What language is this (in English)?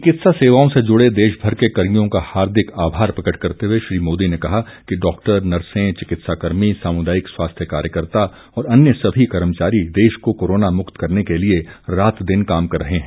Hindi